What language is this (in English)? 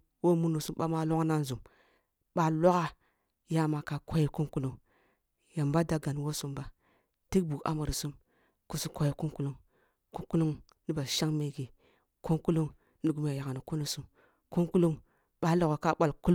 Kulung (Nigeria)